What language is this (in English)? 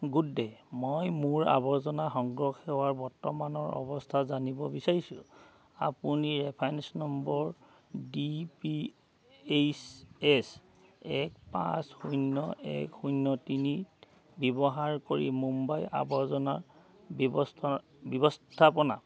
Assamese